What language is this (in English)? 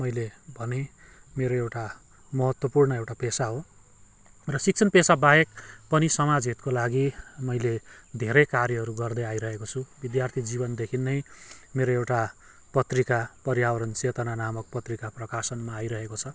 Nepali